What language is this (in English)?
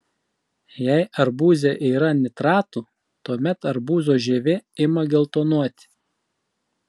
Lithuanian